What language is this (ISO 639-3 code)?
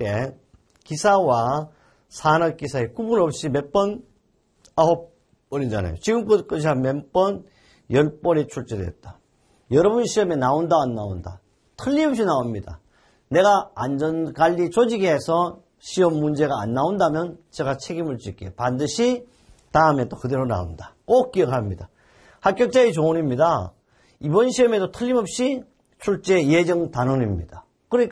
kor